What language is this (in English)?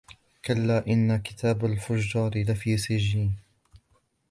Arabic